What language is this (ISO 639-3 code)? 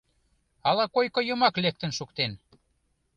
chm